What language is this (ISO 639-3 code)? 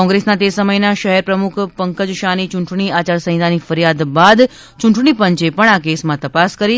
guj